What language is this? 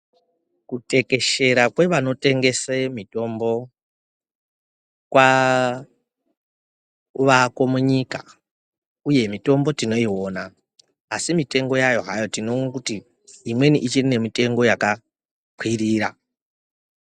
Ndau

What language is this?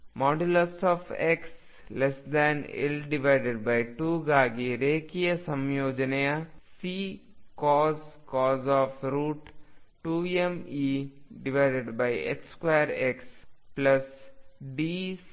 Kannada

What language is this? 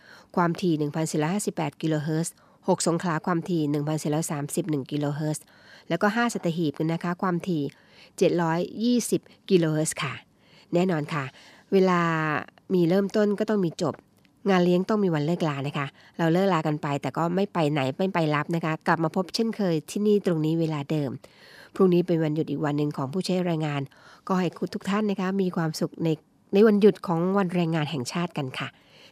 Thai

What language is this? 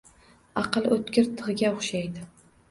Uzbek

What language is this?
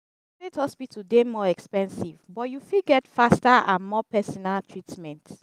Nigerian Pidgin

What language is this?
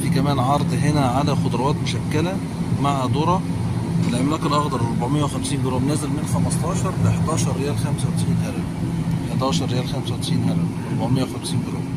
Arabic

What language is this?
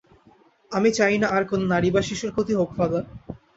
Bangla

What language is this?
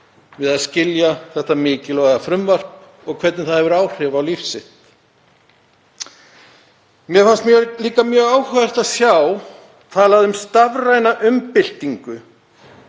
Icelandic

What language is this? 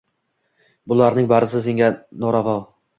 Uzbek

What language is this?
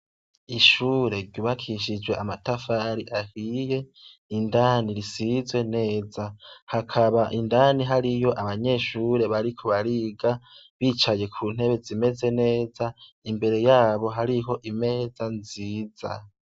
Rundi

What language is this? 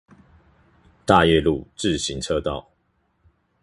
Chinese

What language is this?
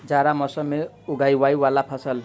Maithili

